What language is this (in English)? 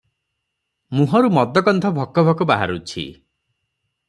Odia